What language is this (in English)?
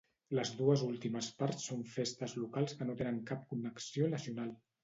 Catalan